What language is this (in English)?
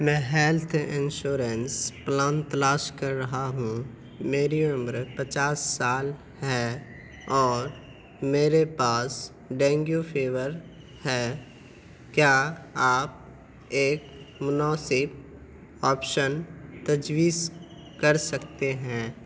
Urdu